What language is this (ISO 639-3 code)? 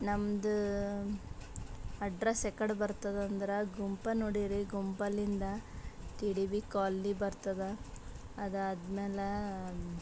kan